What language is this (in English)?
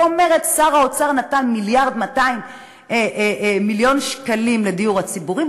Hebrew